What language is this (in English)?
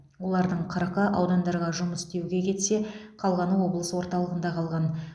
Kazakh